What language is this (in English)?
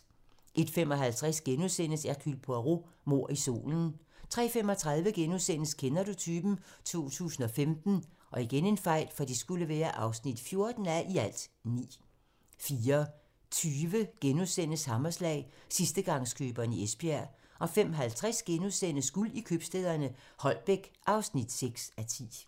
Danish